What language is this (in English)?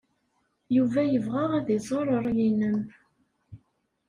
Kabyle